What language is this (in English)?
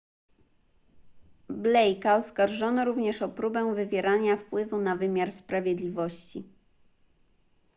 Polish